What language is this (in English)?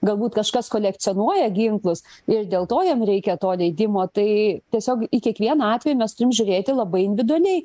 Lithuanian